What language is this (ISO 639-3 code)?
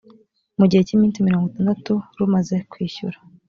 kin